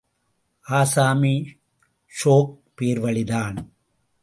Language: Tamil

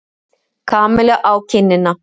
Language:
Icelandic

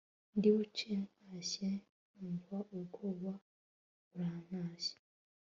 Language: Kinyarwanda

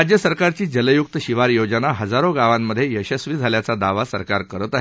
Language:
Marathi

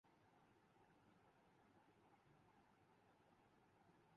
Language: Urdu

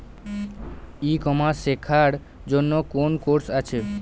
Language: Bangla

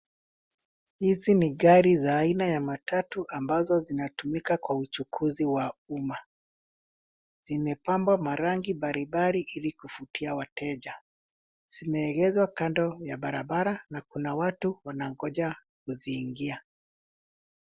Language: Swahili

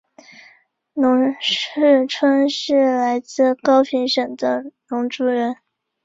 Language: Chinese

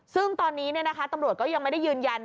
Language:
Thai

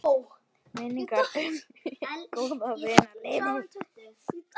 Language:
Icelandic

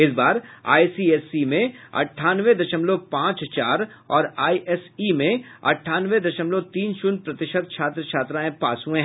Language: Hindi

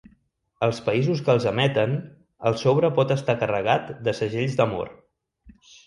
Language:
Catalan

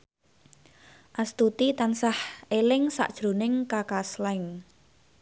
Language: Javanese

